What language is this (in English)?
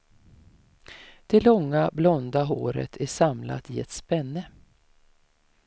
Swedish